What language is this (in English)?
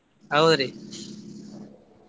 Kannada